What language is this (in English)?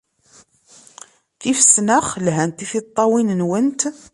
Kabyle